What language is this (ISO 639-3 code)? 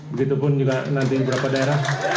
ind